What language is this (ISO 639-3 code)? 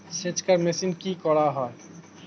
ben